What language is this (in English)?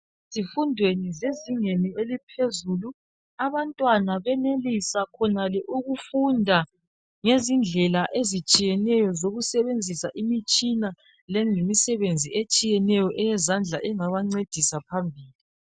North Ndebele